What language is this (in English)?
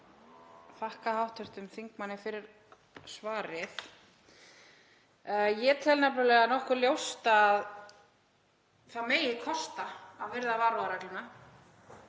Icelandic